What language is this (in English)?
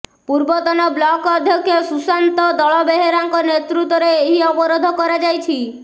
Odia